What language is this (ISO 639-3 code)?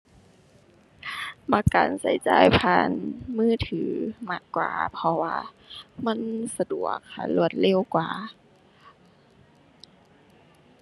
tha